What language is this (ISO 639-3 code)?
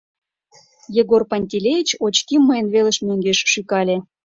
chm